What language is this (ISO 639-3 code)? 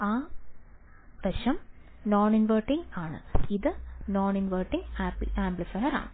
mal